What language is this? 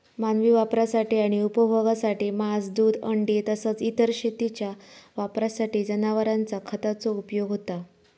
Marathi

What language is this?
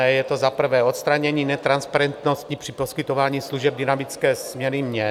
Czech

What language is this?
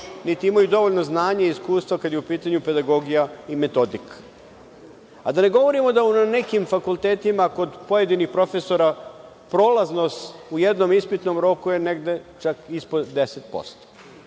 Serbian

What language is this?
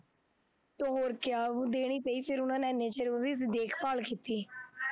Punjabi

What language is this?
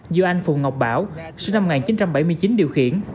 Vietnamese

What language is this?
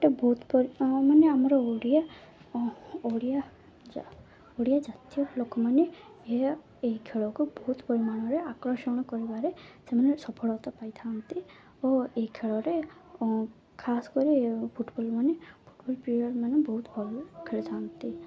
Odia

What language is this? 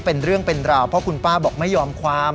Thai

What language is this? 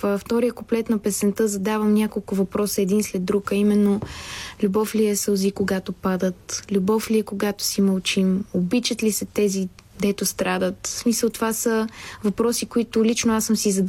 Bulgarian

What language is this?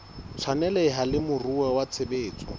Southern Sotho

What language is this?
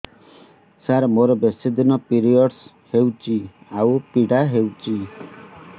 Odia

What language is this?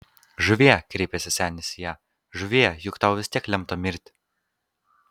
Lithuanian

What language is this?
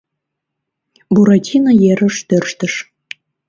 Mari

